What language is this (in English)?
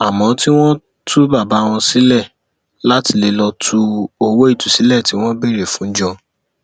Yoruba